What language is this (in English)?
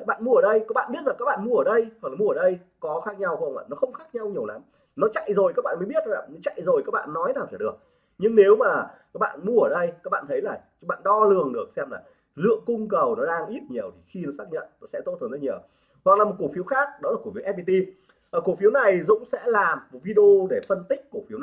Vietnamese